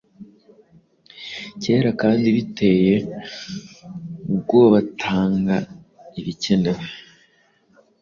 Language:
Kinyarwanda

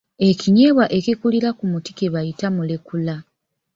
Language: Ganda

